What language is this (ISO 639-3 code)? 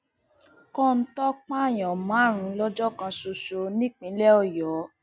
yor